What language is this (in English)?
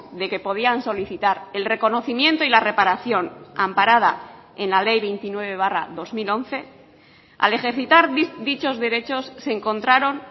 Spanish